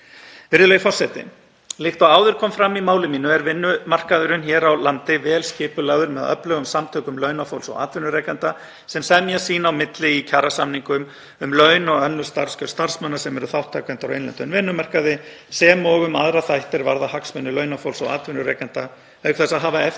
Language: Icelandic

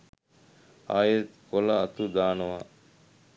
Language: Sinhala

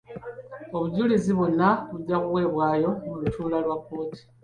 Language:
Ganda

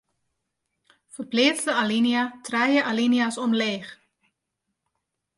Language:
Western Frisian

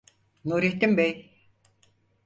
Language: Turkish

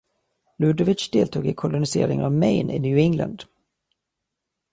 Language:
Swedish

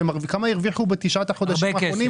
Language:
Hebrew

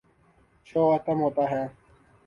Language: Urdu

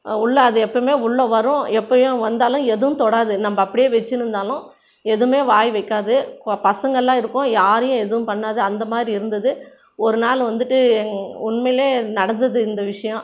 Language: Tamil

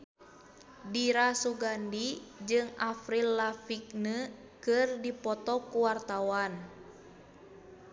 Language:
Sundanese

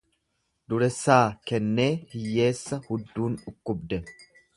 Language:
Oromo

